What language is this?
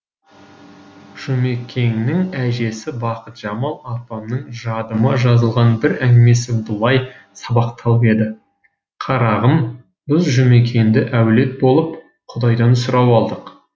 Kazakh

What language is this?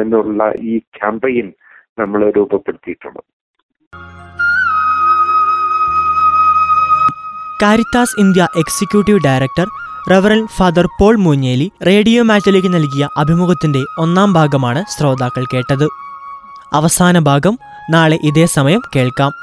Malayalam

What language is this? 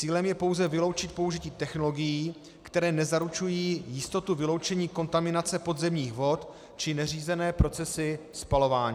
Czech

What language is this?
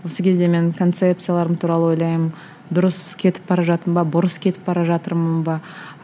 Kazakh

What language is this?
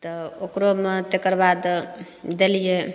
Maithili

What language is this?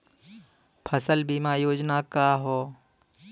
Bhojpuri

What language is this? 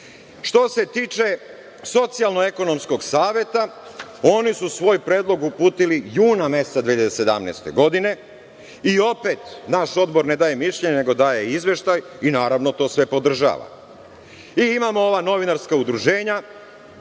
Serbian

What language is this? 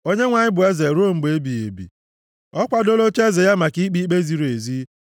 Igbo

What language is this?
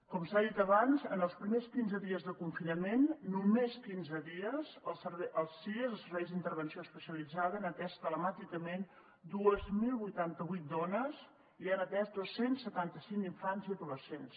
Catalan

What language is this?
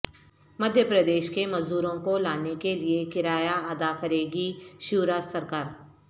Urdu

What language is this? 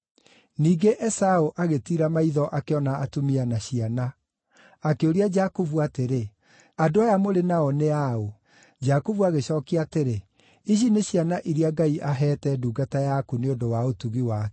Kikuyu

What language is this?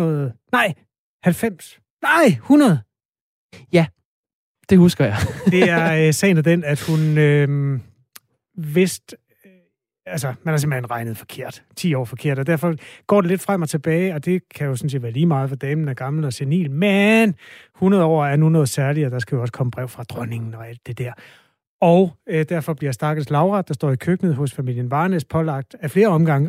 Danish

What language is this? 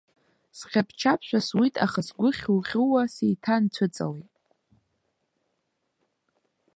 Abkhazian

